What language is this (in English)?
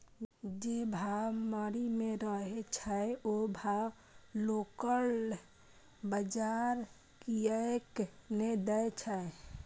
Maithili